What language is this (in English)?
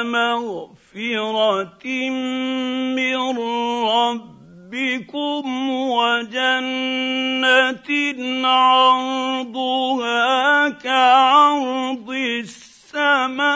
Arabic